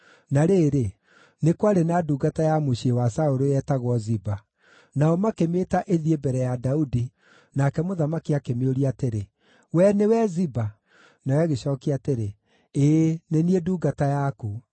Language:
Kikuyu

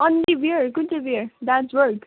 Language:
Nepali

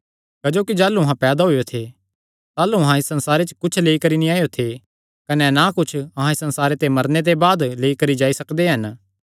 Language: Kangri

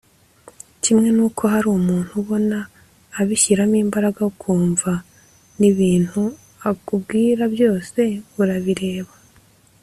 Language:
Kinyarwanda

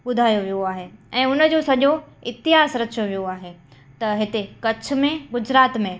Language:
Sindhi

